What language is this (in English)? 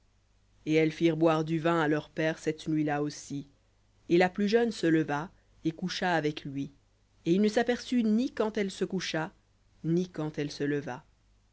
French